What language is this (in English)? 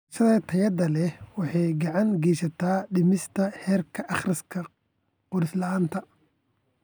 Somali